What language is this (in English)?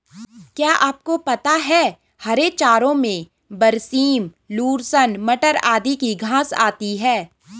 Hindi